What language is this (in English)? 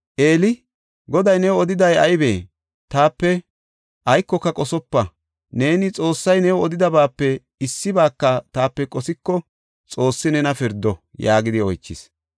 Gofa